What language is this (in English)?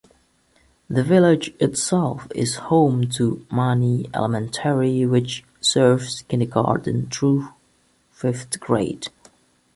English